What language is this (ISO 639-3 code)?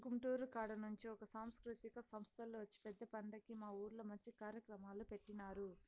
tel